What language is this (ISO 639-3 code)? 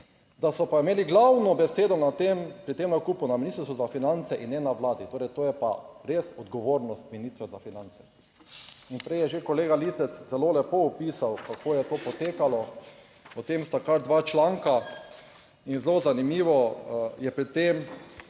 slv